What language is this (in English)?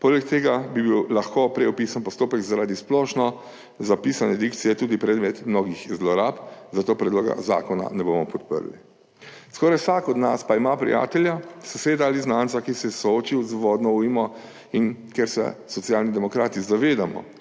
Slovenian